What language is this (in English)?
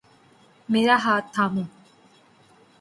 Urdu